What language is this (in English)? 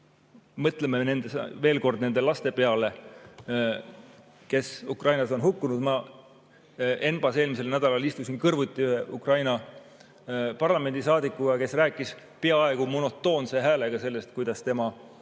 Estonian